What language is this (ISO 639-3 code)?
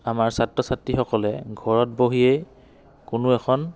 asm